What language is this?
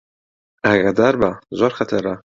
Central Kurdish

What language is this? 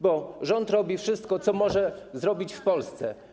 Polish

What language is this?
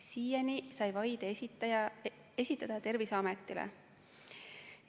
Estonian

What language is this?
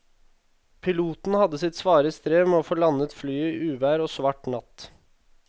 Norwegian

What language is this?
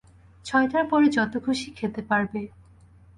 Bangla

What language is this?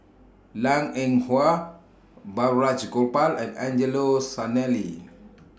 English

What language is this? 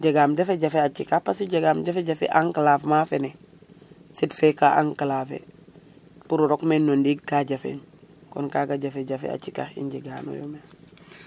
Serer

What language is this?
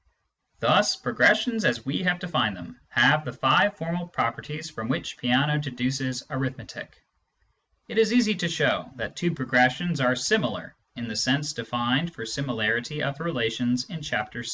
English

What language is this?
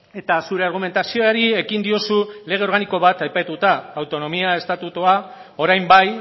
Basque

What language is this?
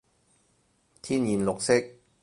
Cantonese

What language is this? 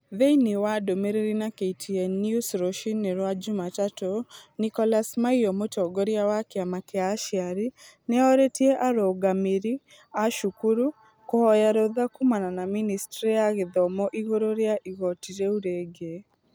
Kikuyu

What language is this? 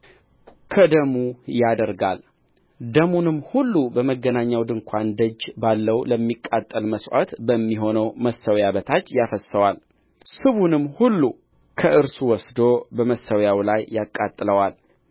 Amharic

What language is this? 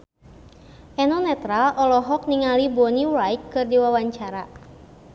Sundanese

